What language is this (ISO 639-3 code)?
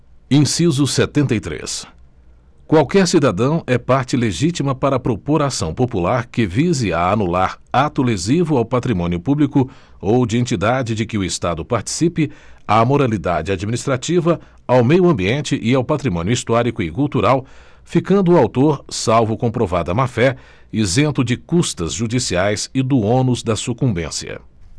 por